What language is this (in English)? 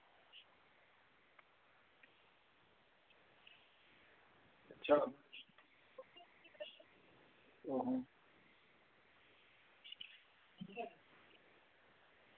Dogri